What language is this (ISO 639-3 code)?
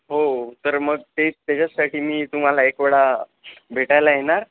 mar